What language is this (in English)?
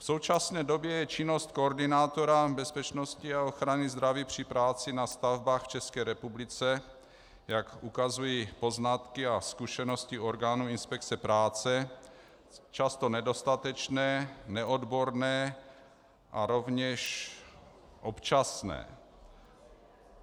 Czech